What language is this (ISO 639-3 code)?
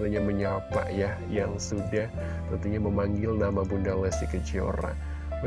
ind